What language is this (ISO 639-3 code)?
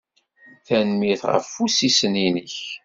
kab